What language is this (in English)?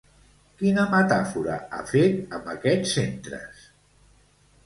Catalan